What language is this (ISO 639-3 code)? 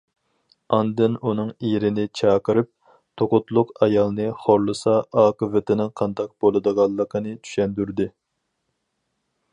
uig